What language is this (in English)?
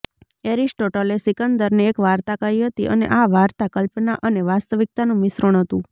Gujarati